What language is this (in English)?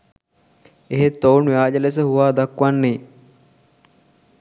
Sinhala